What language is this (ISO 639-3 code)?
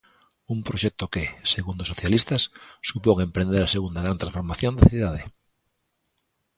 glg